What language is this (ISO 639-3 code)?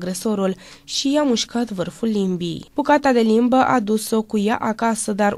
ron